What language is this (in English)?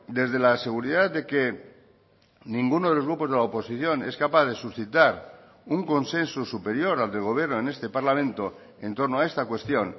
Spanish